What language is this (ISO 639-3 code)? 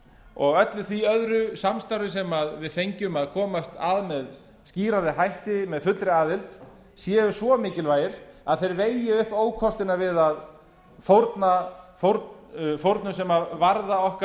isl